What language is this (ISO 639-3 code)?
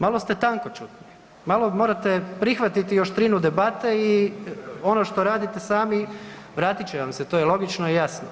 hrv